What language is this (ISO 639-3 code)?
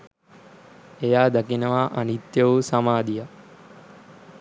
sin